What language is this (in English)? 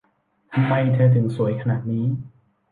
Thai